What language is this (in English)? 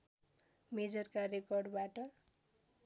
Nepali